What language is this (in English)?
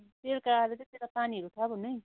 Nepali